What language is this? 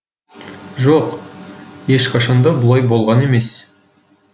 Kazakh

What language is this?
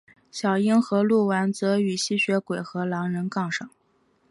Chinese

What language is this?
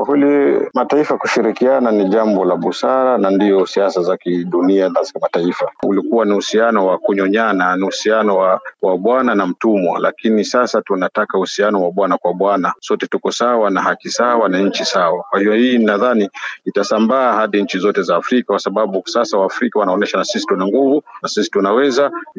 Swahili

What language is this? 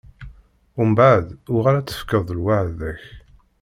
Kabyle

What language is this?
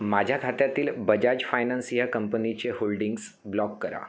Marathi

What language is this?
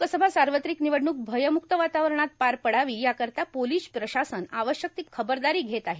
Marathi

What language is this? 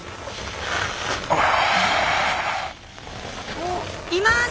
Japanese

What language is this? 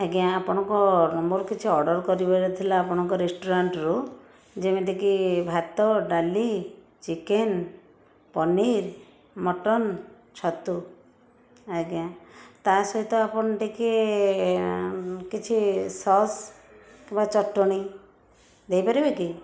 Odia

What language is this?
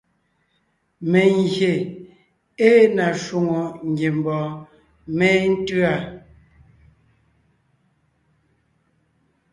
Ngiemboon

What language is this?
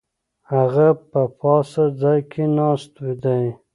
Pashto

